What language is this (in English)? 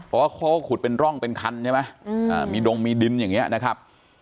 Thai